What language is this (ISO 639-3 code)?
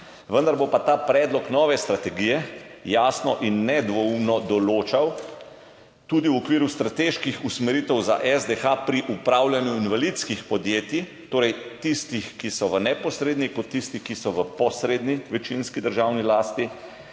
slv